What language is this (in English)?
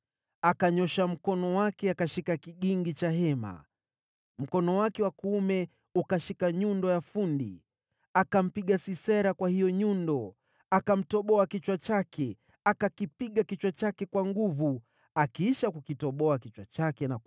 Swahili